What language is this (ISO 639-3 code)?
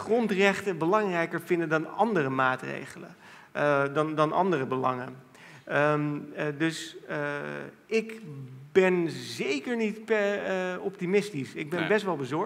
nld